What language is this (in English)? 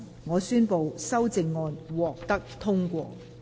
Cantonese